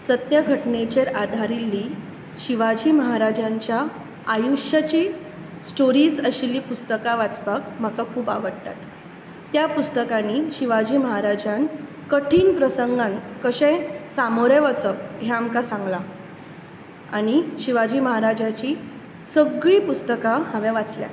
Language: Konkani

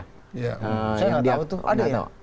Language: Indonesian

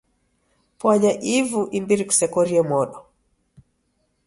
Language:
Taita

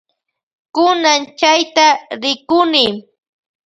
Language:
Loja Highland Quichua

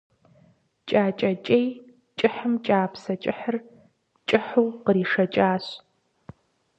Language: Kabardian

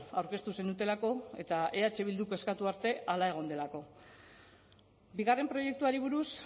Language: Basque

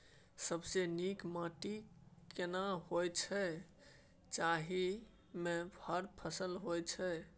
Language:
Maithili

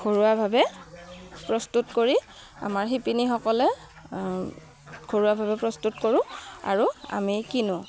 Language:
Assamese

